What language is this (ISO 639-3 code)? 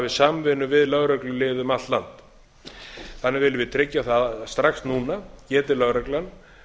isl